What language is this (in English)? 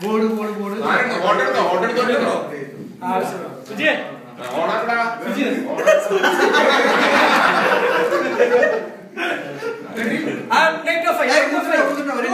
Romanian